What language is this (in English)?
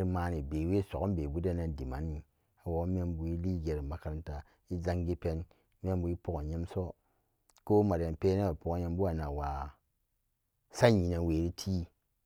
Samba Daka